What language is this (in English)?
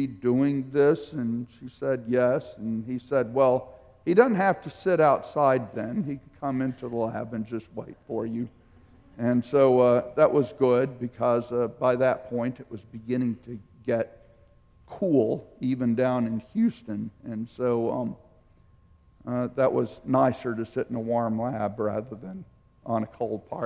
English